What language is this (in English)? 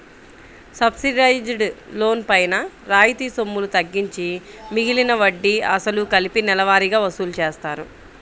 Telugu